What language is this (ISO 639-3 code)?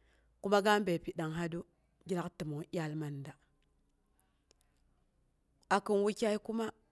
bux